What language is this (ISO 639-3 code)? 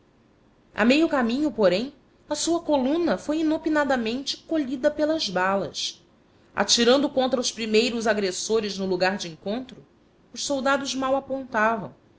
por